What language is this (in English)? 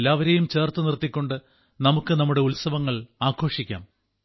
Malayalam